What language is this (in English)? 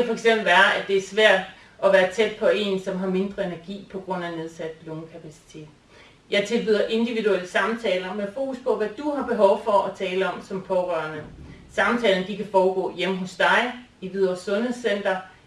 Danish